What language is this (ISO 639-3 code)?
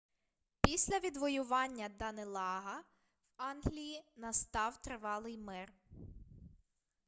ukr